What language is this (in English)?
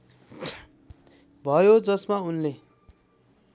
Nepali